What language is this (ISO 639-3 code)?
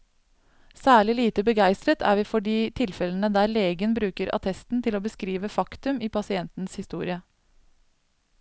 nor